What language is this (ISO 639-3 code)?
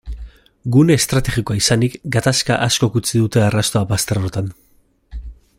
eus